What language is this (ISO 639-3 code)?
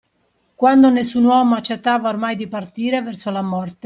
ita